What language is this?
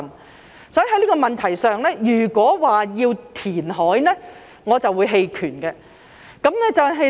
Cantonese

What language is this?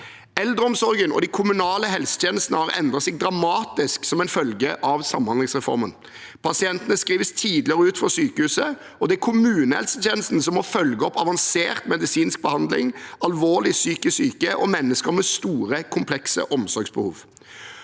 Norwegian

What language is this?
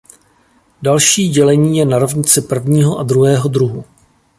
Czech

